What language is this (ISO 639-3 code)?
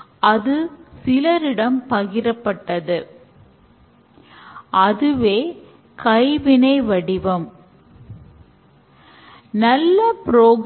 tam